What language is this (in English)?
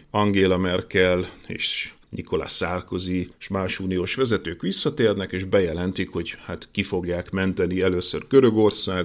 Hungarian